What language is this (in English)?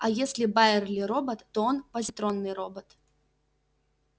Russian